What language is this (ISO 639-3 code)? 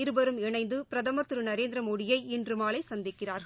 tam